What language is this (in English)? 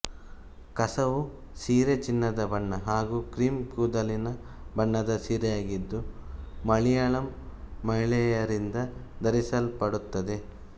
Kannada